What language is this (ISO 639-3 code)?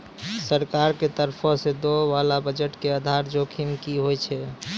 mai